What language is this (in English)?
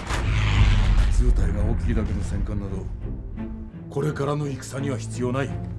Japanese